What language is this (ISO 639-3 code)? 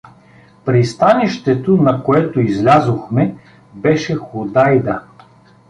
bul